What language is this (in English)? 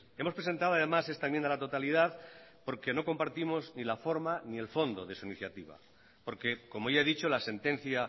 Spanish